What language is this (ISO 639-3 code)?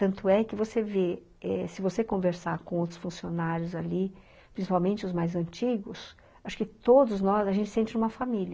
por